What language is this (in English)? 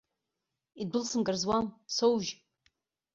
Abkhazian